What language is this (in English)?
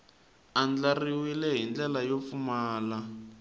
Tsonga